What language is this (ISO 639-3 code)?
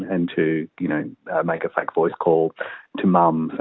ind